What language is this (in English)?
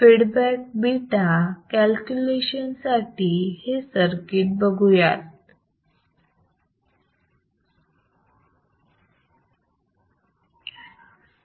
Marathi